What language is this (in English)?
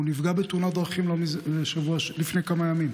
Hebrew